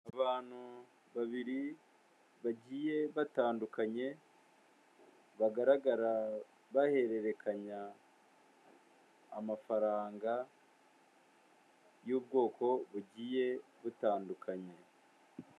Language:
Kinyarwanda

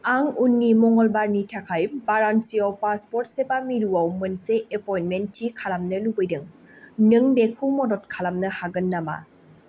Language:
Bodo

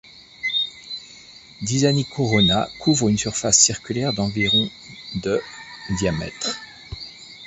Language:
French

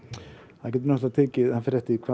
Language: Icelandic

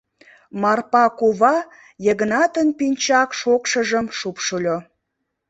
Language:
Mari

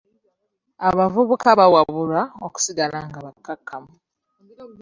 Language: Ganda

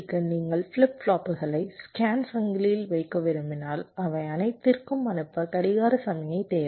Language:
Tamil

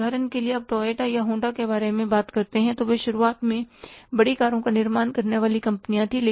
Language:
Hindi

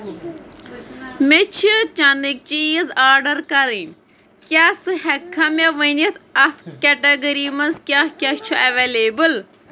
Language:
Kashmiri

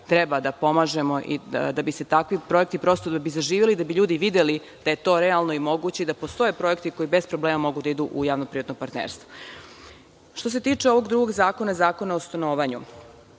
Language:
Serbian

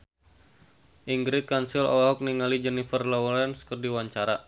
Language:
Sundanese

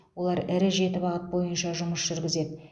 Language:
Kazakh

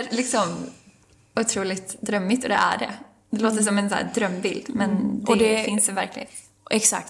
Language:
Swedish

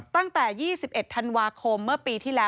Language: Thai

